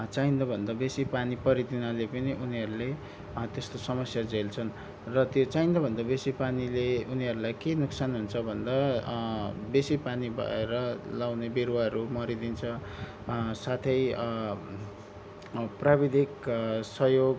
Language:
Nepali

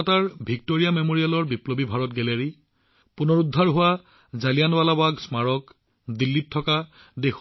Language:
Assamese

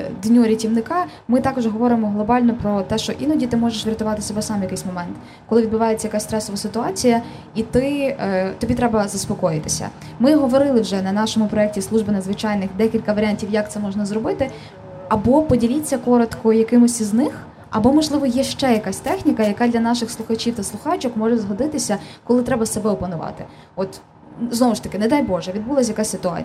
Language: Ukrainian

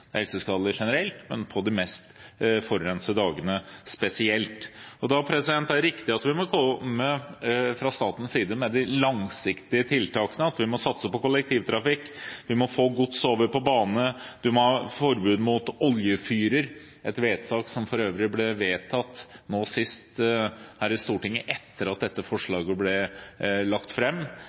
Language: Norwegian Bokmål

